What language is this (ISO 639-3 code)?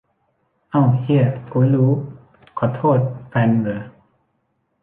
tha